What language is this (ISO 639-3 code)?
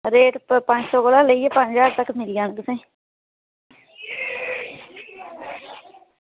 doi